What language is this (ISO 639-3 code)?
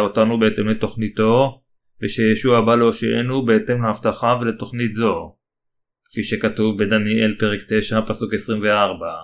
heb